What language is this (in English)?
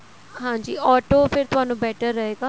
Punjabi